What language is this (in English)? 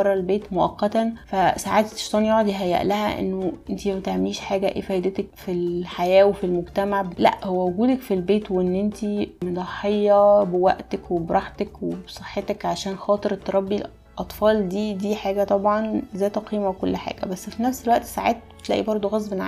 Arabic